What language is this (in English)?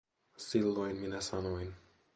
Finnish